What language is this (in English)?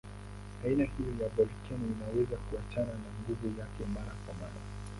Swahili